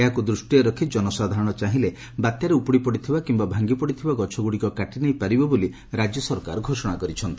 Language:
Odia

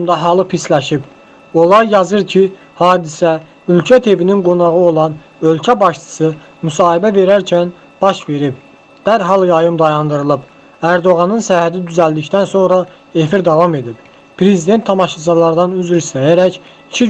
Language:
Turkish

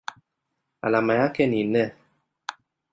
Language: Swahili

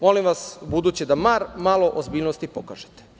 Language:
Serbian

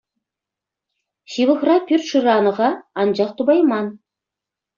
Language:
Chuvash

